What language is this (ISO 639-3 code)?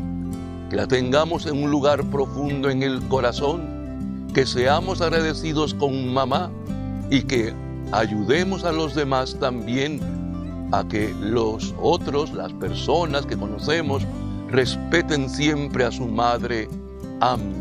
spa